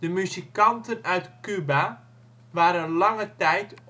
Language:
Dutch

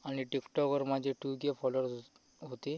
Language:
Marathi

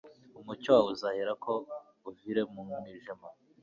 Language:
Kinyarwanda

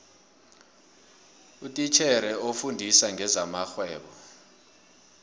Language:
South Ndebele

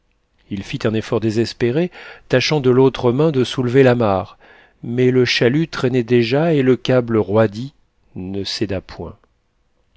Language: French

